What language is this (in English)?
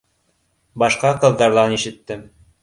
Bashkir